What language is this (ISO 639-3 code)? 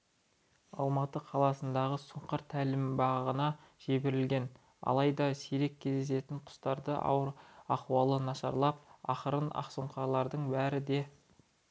kaz